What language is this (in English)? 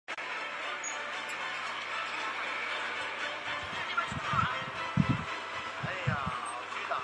Chinese